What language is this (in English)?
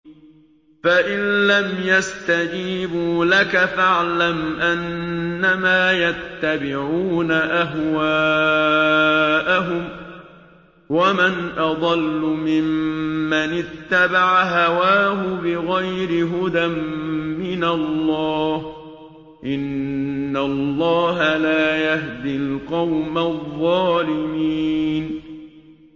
Arabic